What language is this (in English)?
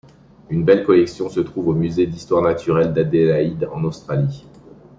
French